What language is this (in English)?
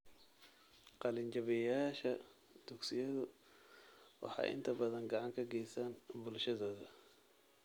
Somali